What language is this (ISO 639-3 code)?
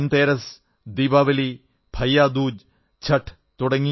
mal